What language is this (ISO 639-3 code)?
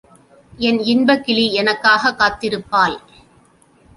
tam